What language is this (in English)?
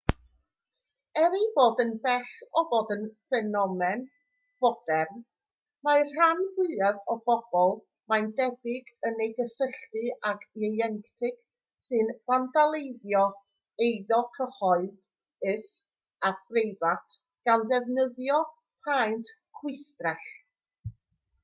Welsh